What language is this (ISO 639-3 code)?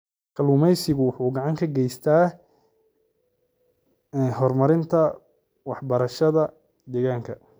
som